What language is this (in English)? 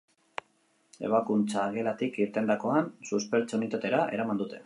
Basque